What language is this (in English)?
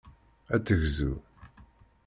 Kabyle